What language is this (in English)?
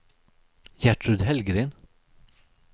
Swedish